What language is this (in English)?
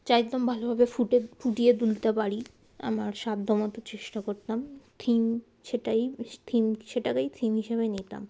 Bangla